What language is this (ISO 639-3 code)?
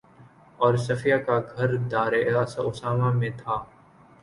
urd